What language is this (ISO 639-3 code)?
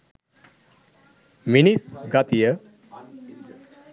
sin